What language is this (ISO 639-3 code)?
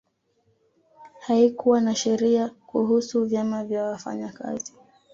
swa